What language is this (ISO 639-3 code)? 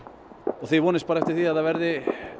isl